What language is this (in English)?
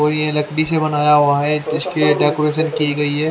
Hindi